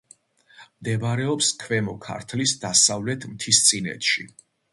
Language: Georgian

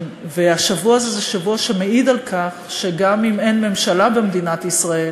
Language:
Hebrew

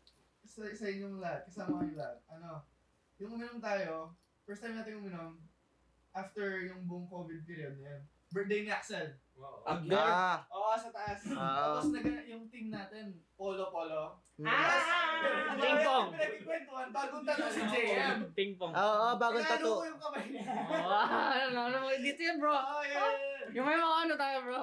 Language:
Filipino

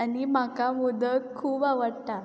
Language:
Konkani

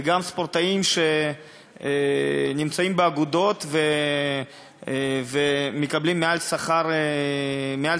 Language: Hebrew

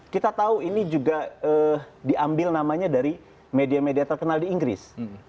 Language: Indonesian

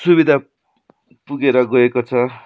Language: Nepali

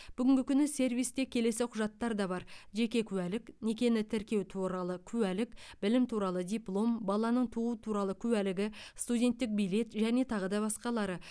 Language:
Kazakh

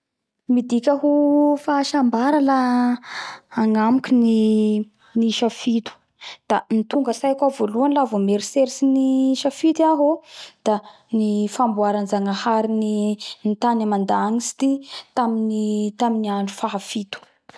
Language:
Bara Malagasy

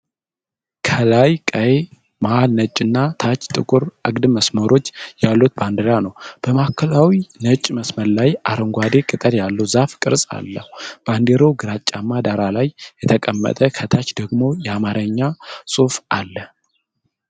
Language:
Amharic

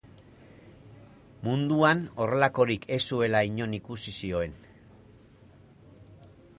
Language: Basque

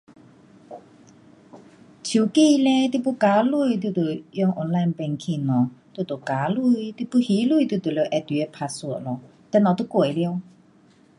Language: Pu-Xian Chinese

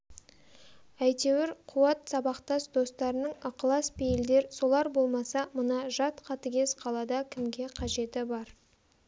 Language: Kazakh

